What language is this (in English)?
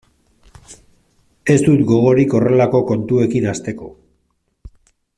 Basque